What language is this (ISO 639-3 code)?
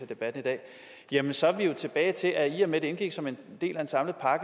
dan